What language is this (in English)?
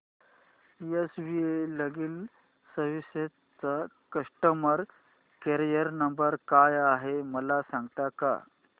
Marathi